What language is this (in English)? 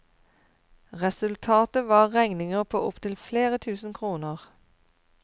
Norwegian